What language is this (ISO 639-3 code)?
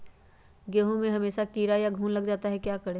mag